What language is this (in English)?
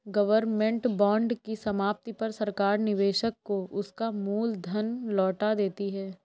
Hindi